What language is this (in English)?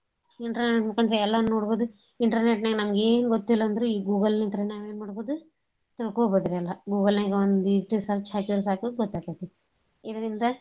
Kannada